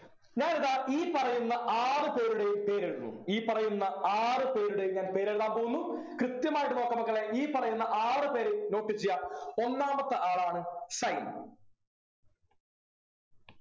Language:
Malayalam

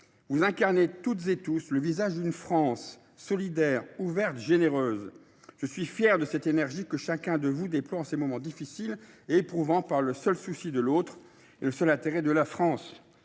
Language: French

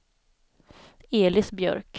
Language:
Swedish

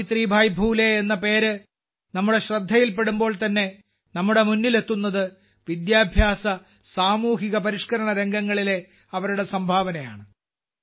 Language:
Malayalam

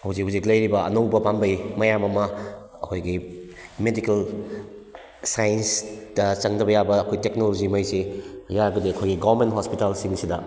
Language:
Manipuri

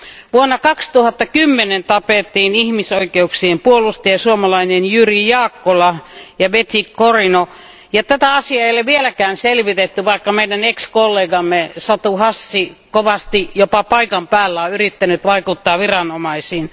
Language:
Finnish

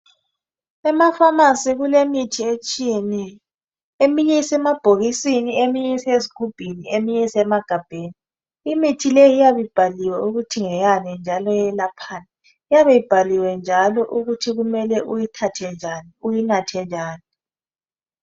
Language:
North Ndebele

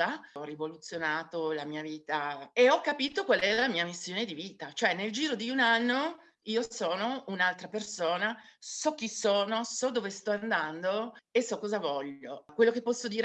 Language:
Italian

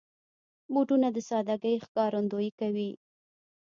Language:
Pashto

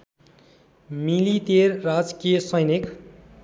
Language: Nepali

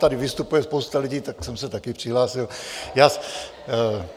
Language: Czech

